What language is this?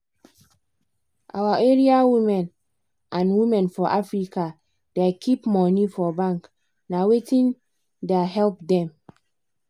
Nigerian Pidgin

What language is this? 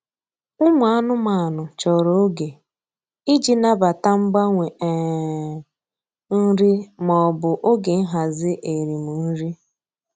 Igbo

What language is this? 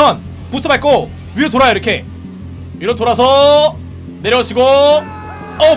Korean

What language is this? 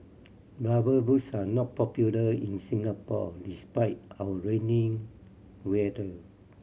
English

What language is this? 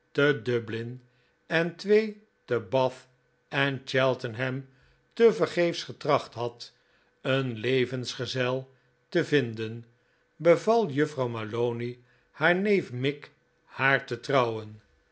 Dutch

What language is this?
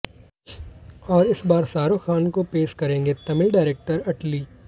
Hindi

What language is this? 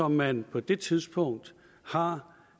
Danish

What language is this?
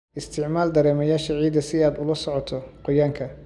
Somali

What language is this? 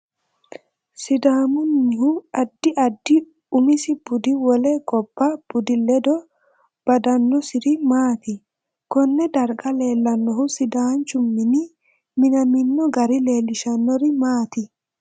Sidamo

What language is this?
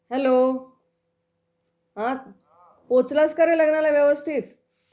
Marathi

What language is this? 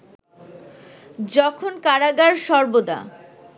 Bangla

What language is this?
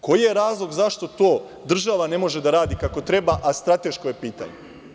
Serbian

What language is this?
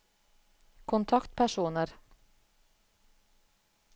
Norwegian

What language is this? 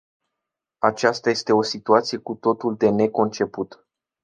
Romanian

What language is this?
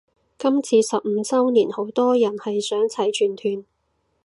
Cantonese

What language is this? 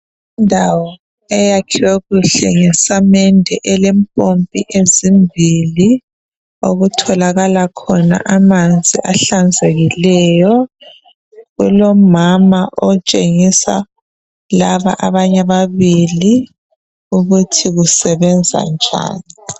North Ndebele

